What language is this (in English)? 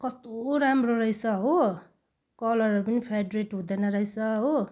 Nepali